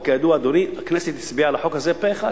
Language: Hebrew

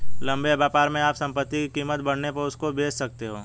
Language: Hindi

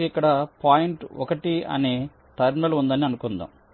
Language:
Telugu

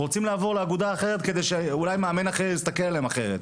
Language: Hebrew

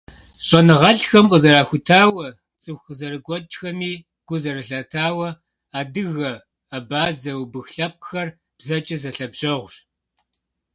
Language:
Kabardian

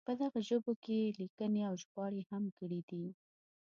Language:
Pashto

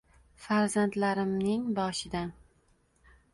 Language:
Uzbek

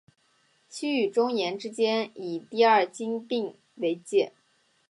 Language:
Chinese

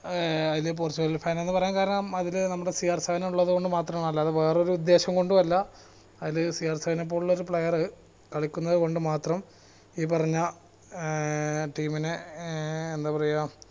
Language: Malayalam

